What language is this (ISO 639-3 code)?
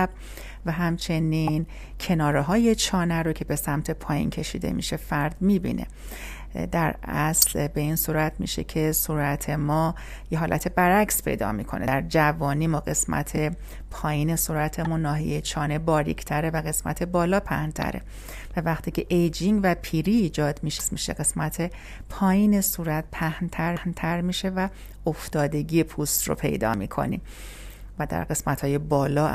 fas